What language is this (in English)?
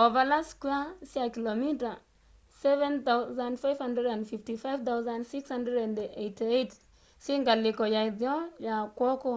Kamba